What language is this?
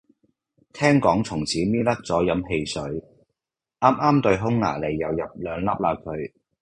Cantonese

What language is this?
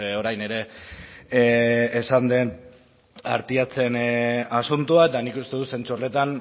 Basque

